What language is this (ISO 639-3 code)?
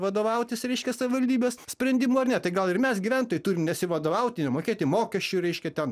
lit